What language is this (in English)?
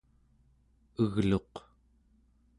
Central Yupik